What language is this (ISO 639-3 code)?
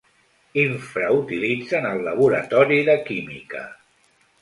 cat